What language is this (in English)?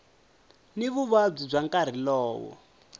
Tsonga